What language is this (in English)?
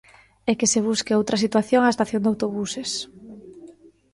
Galician